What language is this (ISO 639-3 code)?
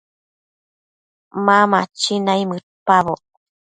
mcf